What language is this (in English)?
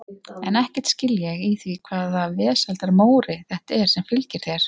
Icelandic